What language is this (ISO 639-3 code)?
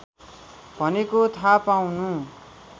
nep